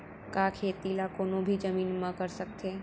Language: Chhattisgarhi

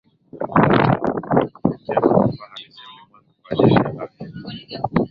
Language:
Swahili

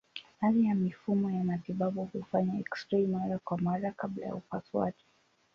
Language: Swahili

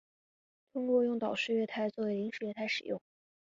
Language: Chinese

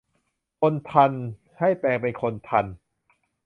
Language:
Thai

